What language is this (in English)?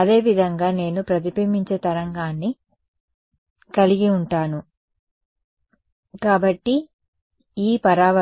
Telugu